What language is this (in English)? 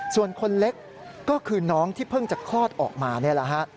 Thai